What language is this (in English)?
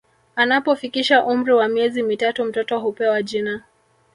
Swahili